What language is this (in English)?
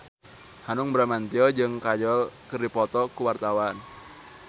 Sundanese